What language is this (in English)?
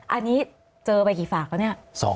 Thai